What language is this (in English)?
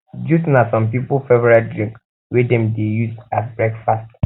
Nigerian Pidgin